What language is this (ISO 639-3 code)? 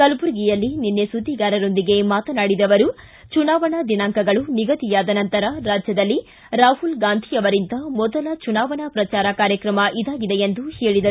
kan